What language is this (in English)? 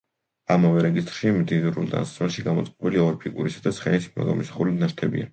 Georgian